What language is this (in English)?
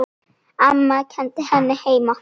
Icelandic